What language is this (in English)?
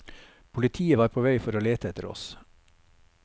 Norwegian